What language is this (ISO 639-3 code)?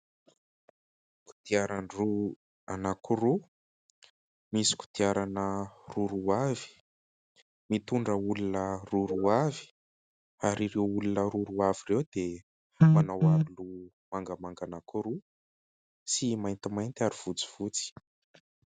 mlg